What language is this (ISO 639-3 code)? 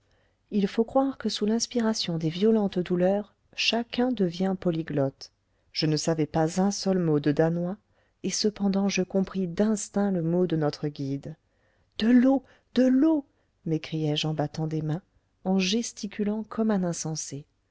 fra